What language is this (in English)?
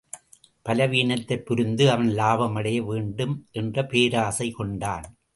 Tamil